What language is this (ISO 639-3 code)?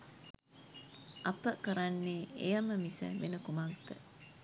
sin